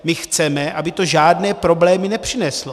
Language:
Czech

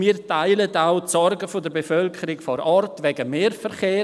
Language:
Swiss German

